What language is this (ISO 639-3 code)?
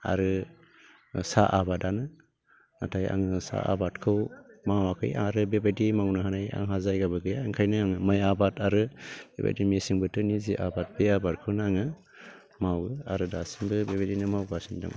brx